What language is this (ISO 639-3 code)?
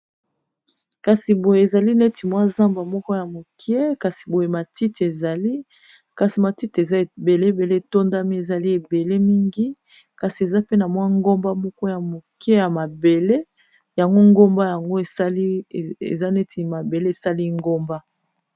lin